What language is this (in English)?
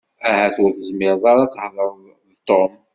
Kabyle